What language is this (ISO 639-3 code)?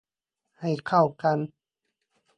tha